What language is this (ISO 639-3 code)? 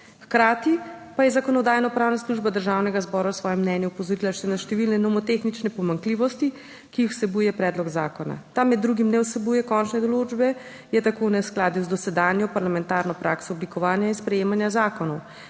slv